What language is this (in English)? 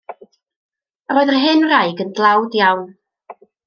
Welsh